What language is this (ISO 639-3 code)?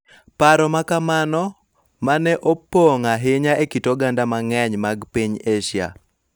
luo